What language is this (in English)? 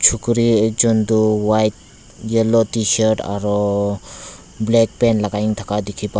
Naga Pidgin